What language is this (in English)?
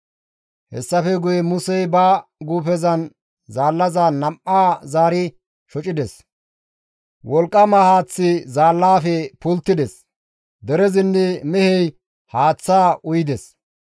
Gamo